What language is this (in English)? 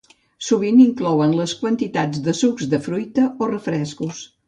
Catalan